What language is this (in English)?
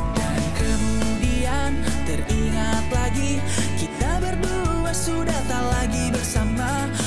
Indonesian